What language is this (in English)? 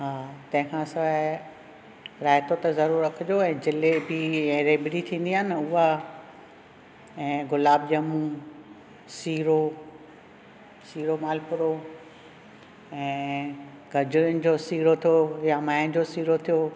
Sindhi